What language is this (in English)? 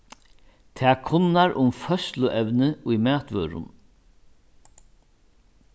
Faroese